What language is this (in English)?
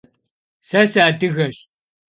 Kabardian